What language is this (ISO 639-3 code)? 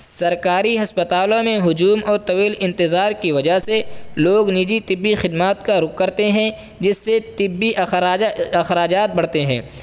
urd